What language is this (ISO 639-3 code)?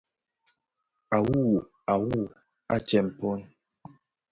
ksf